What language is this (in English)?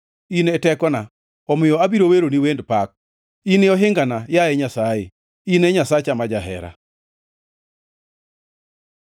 Luo (Kenya and Tanzania)